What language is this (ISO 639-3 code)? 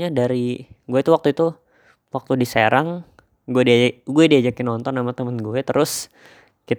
ind